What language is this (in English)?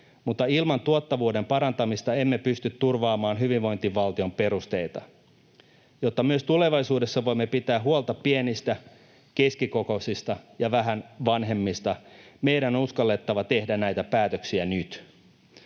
Finnish